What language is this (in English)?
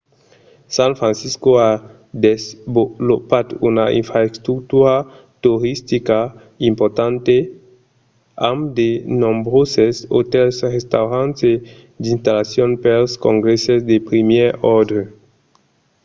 Occitan